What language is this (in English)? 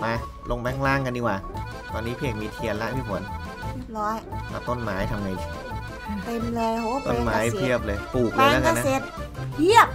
Thai